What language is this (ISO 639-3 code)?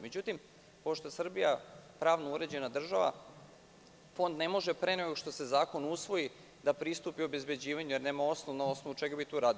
srp